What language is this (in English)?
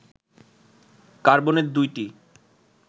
Bangla